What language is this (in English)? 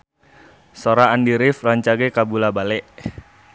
Sundanese